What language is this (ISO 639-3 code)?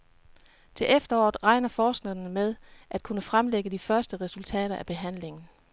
dan